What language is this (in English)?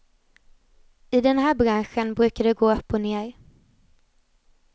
Swedish